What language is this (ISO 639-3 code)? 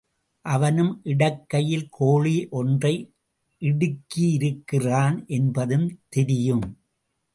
tam